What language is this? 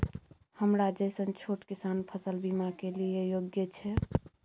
Maithili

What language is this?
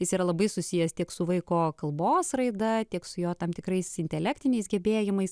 Lithuanian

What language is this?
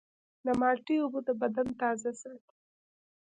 Pashto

